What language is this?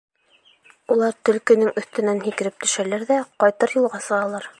Bashkir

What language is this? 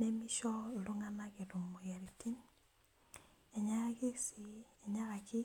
Masai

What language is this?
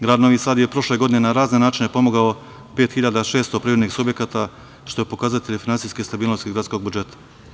Serbian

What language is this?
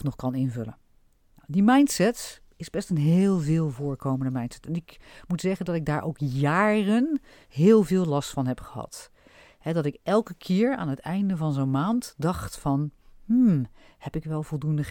Dutch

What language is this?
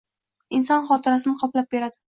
Uzbek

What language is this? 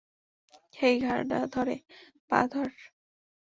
Bangla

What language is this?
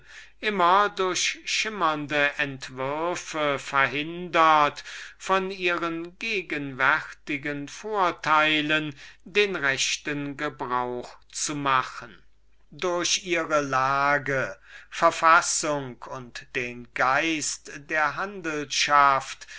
German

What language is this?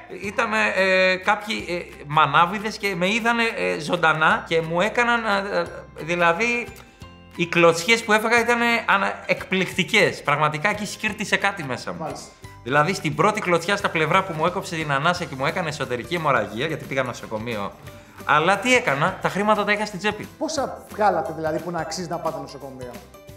Greek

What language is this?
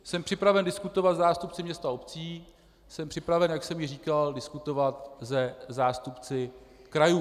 Czech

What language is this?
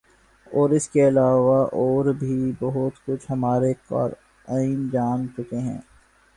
Urdu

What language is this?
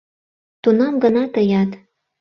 Mari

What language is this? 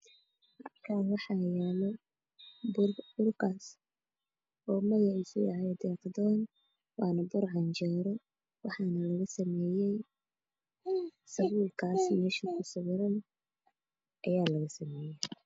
Somali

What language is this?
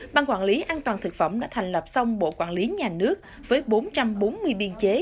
Vietnamese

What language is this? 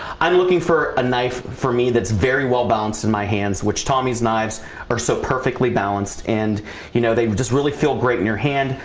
English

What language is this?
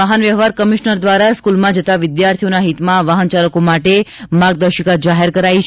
Gujarati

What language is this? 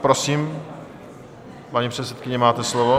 Czech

